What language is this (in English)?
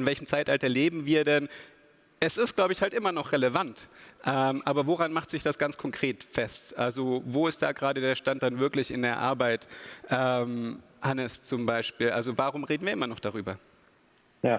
German